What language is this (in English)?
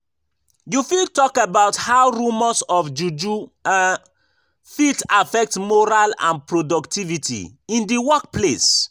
Nigerian Pidgin